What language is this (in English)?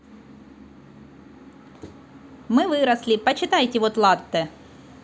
Russian